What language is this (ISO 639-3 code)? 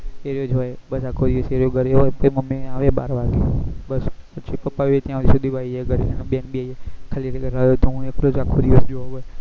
guj